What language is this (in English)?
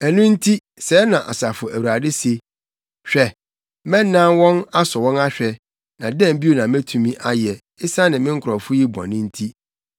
Akan